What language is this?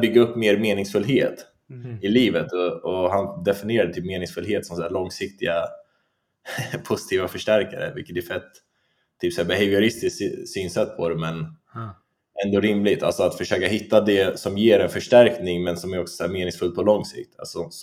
Swedish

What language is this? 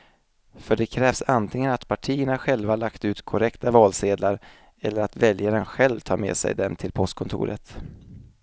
Swedish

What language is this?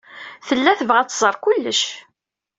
Kabyle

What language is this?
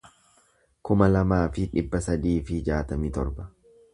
Oromo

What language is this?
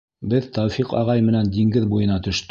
Bashkir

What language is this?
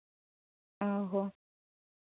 Santali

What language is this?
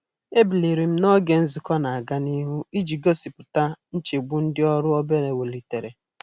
Igbo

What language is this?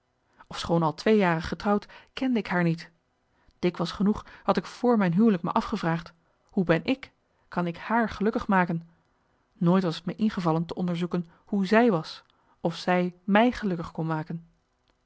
Dutch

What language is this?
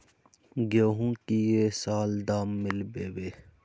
Magahi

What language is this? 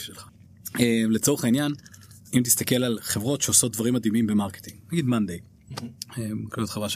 Hebrew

